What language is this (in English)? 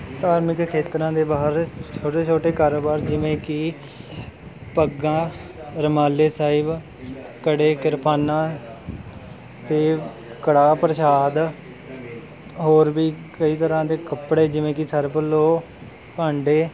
Punjabi